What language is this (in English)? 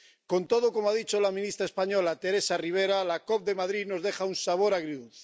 Spanish